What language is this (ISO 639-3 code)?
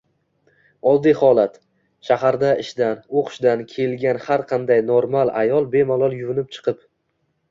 uzb